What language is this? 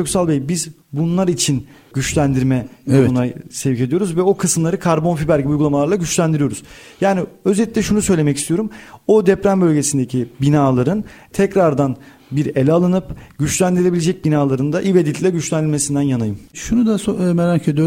Turkish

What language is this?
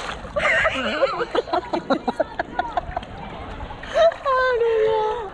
Indonesian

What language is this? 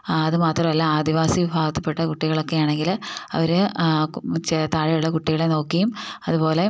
Malayalam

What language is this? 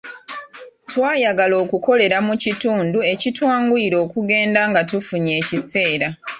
Ganda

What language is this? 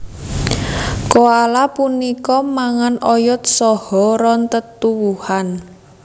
Javanese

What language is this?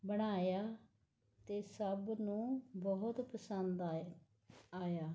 Punjabi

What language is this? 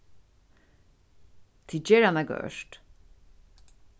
Faroese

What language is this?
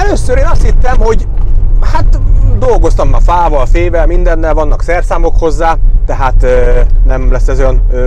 Hungarian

